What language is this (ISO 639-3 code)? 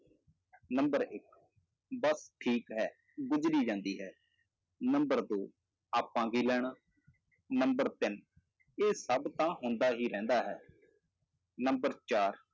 pan